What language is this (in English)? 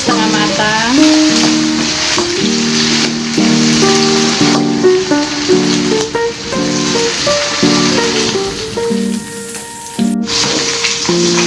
Indonesian